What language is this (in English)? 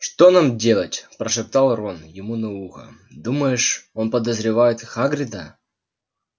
Russian